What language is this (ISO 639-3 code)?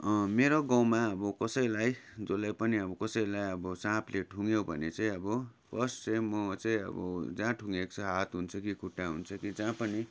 nep